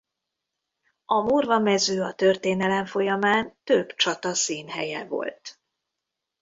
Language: Hungarian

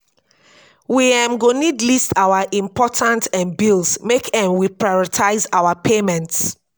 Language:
Nigerian Pidgin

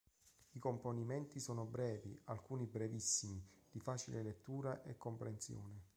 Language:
Italian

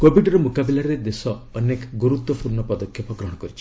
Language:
Odia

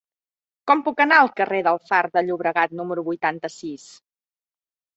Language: Catalan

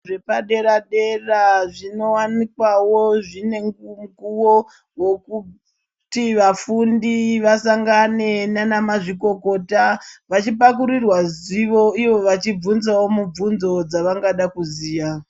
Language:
Ndau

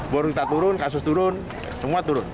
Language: Indonesian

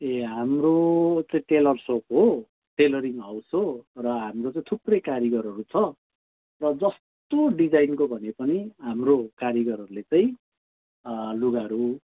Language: Nepali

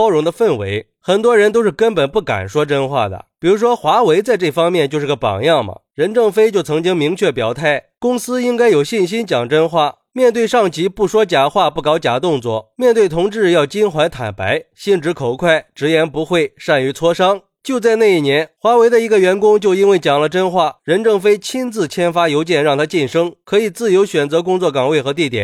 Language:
Chinese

